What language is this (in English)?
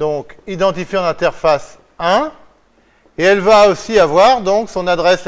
French